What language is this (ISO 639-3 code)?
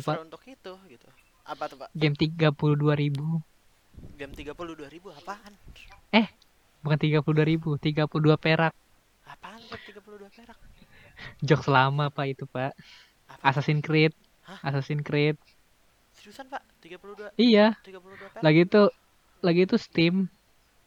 ind